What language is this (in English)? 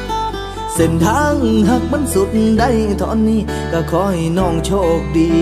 Thai